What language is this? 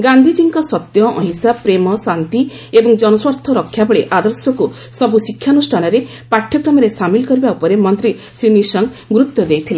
Odia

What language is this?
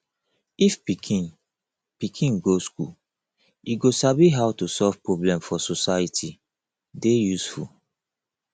Nigerian Pidgin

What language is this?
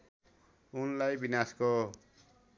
Nepali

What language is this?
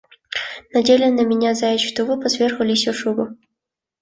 Russian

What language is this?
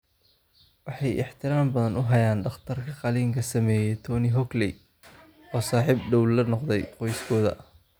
Somali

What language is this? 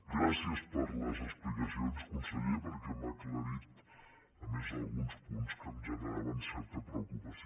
Catalan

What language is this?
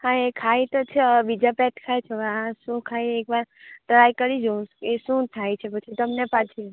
Gujarati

